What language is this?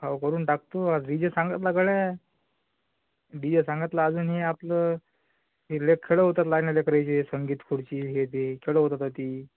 Marathi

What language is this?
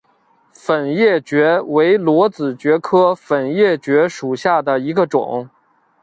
Chinese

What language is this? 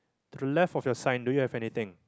English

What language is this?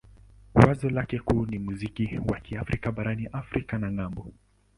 Swahili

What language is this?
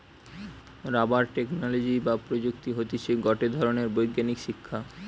Bangla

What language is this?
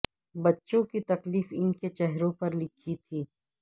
Urdu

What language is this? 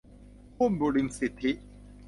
Thai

